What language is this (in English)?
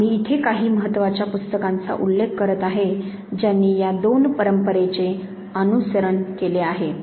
Marathi